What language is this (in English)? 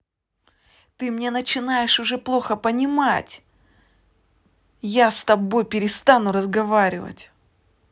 Russian